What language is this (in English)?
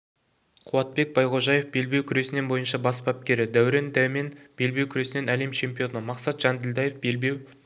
Kazakh